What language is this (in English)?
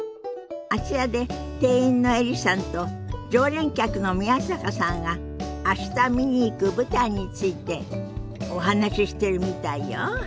Japanese